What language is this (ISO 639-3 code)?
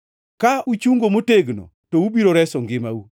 luo